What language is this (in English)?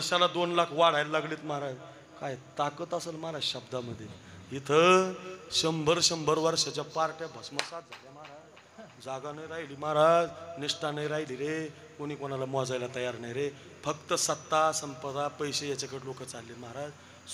Arabic